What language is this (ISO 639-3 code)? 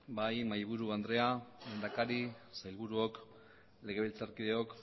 eus